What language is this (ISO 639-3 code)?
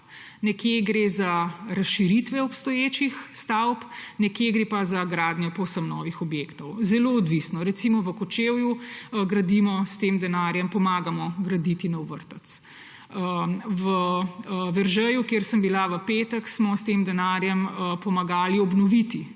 slv